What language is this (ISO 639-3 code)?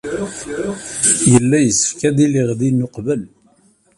kab